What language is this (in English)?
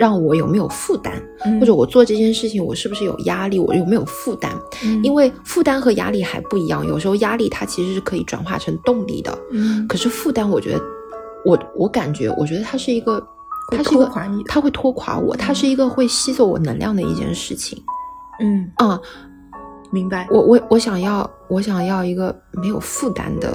Chinese